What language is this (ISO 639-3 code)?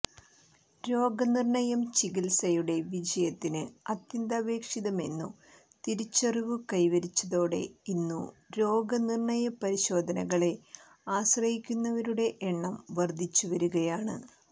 mal